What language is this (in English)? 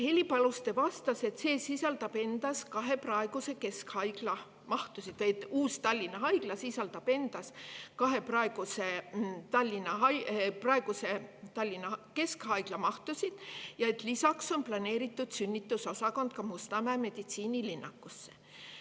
Estonian